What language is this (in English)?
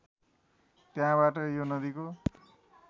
Nepali